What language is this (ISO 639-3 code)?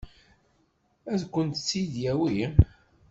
kab